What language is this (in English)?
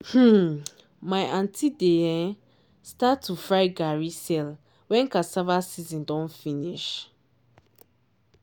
Nigerian Pidgin